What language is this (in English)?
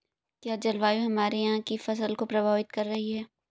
Hindi